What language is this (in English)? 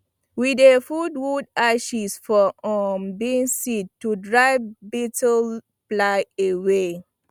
Nigerian Pidgin